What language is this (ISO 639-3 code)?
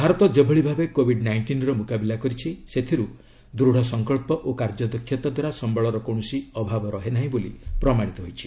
ori